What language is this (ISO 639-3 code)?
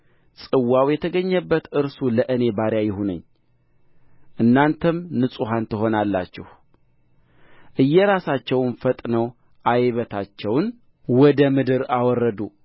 amh